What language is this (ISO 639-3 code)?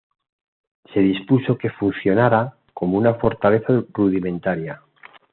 spa